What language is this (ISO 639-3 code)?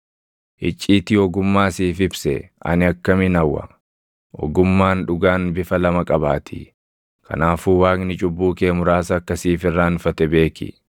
orm